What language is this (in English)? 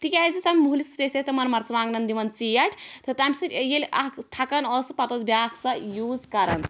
Kashmiri